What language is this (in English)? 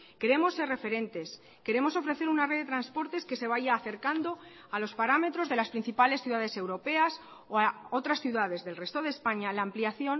Spanish